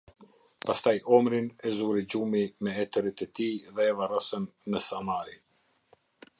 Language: Albanian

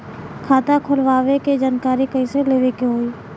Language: Bhojpuri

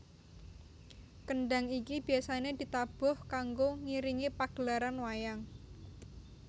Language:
Javanese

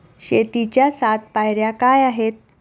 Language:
Marathi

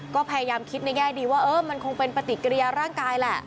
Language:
Thai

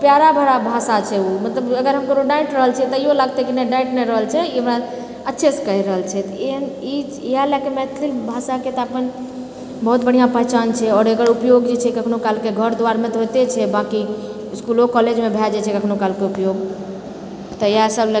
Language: Maithili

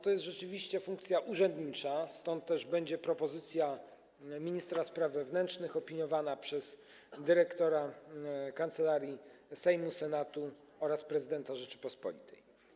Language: Polish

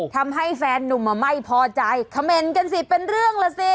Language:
Thai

